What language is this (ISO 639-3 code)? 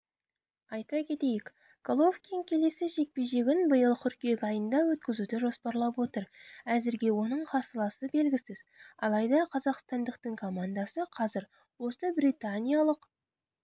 kaz